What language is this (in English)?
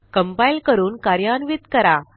Marathi